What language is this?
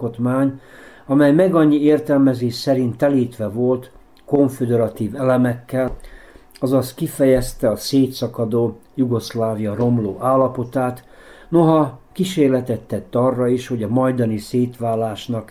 Hungarian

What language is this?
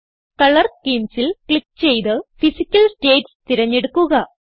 Malayalam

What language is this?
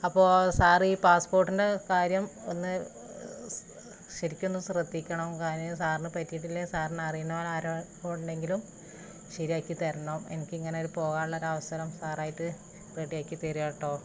Malayalam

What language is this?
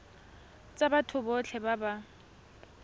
Tswana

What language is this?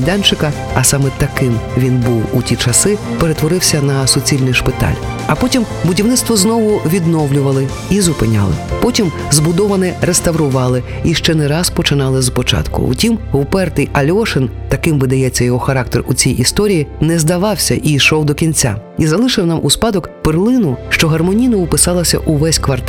Ukrainian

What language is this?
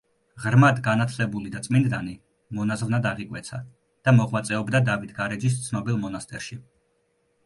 Georgian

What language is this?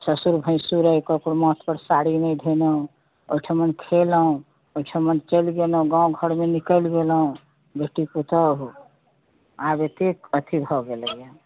Maithili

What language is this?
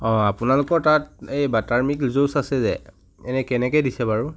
Assamese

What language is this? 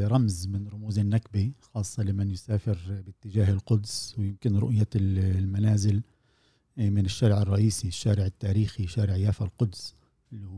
Arabic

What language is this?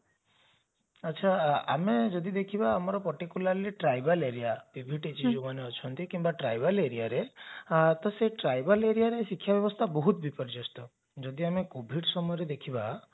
Odia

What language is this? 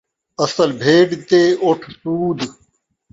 Saraiki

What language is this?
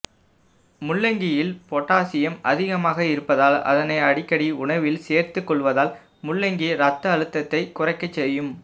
Tamil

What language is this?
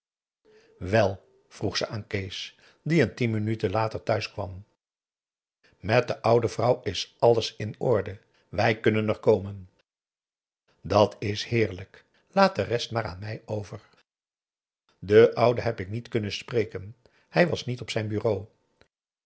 Dutch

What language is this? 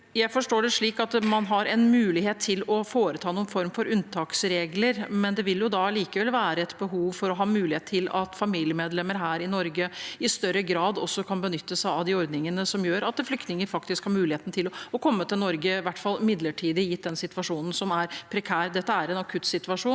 Norwegian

